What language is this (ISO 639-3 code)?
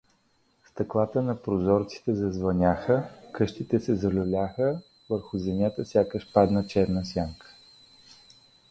bul